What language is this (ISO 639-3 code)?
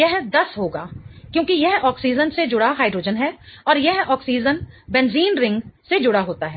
hin